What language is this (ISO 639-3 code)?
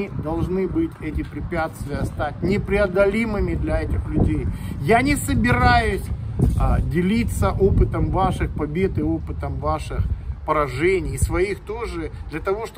rus